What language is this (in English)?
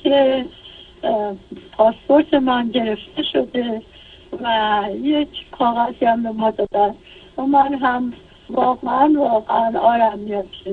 Persian